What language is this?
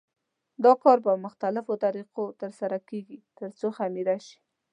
Pashto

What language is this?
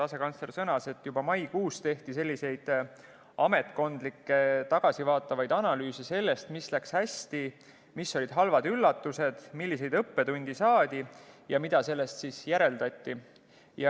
Estonian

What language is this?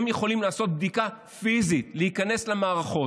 Hebrew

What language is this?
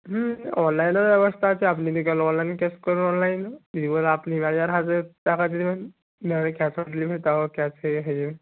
Bangla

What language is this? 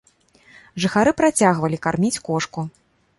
Belarusian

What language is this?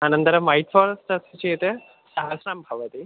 Sanskrit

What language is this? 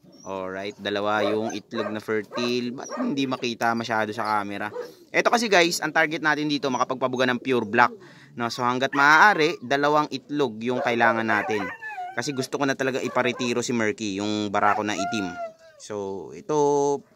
Filipino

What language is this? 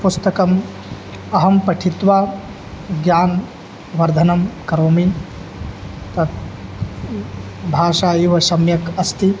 Sanskrit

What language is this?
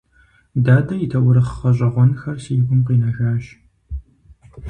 Kabardian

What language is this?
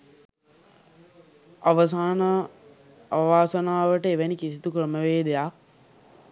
Sinhala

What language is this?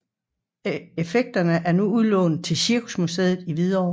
Danish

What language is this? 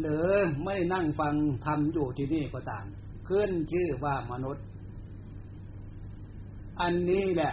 Thai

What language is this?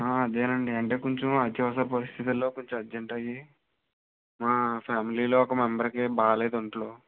Telugu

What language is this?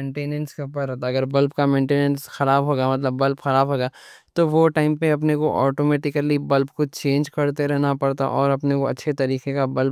Deccan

